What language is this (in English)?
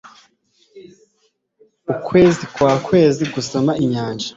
Kinyarwanda